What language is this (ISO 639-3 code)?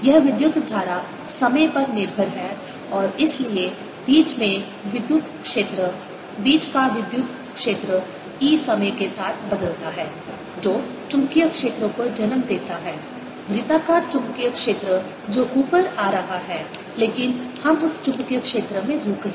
hin